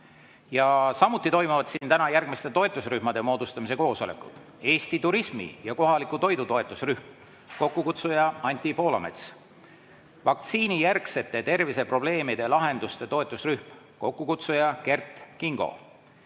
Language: Estonian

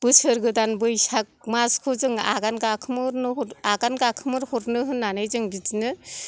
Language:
Bodo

